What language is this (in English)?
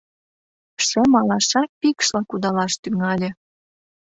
Mari